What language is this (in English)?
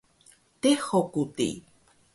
Taroko